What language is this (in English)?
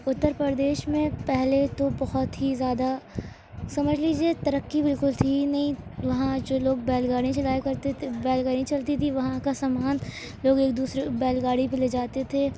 Urdu